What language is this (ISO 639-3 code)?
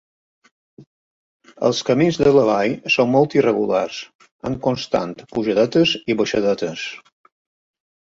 cat